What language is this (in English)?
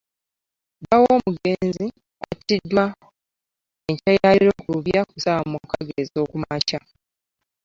Ganda